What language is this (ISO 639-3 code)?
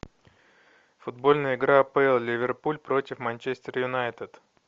rus